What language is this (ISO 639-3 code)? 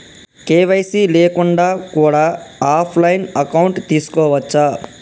tel